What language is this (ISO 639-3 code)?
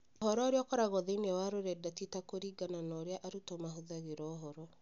kik